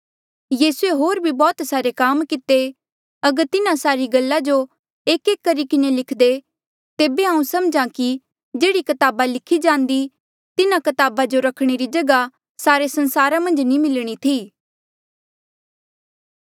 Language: Mandeali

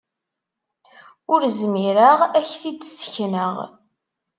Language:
Kabyle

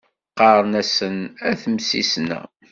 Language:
Kabyle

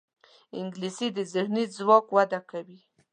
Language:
Pashto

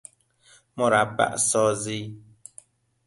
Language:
Persian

